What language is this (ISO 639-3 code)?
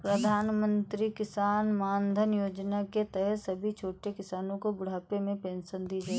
hin